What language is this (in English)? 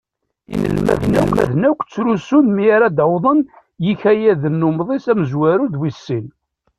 Kabyle